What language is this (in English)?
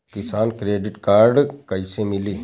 Bhojpuri